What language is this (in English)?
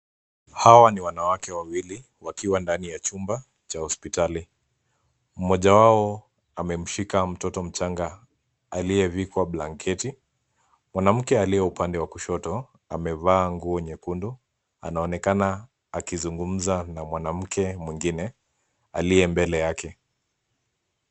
Swahili